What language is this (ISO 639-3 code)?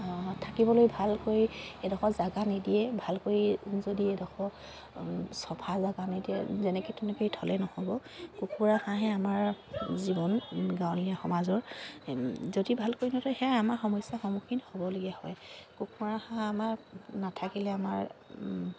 asm